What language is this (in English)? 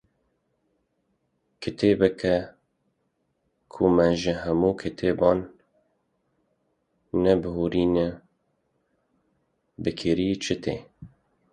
Kurdish